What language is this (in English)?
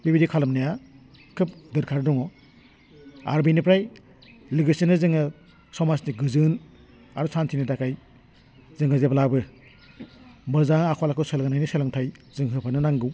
Bodo